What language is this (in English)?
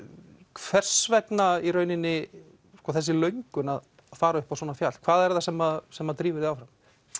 Icelandic